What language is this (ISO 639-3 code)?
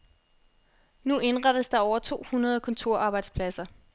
dan